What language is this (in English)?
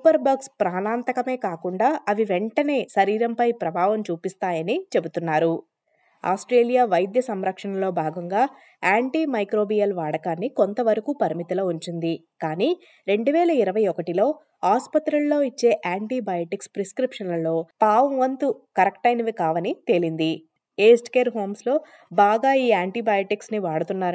Telugu